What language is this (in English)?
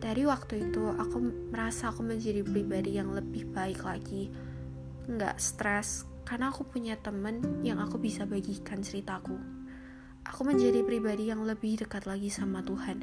Malay